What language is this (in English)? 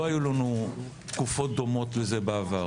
Hebrew